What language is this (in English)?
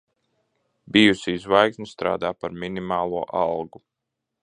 Latvian